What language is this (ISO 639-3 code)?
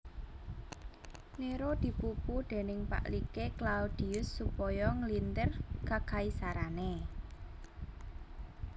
jav